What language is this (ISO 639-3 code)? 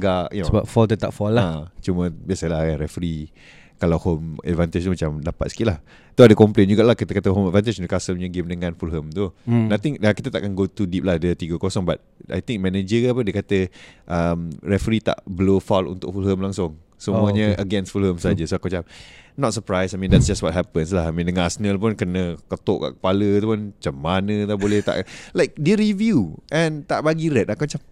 msa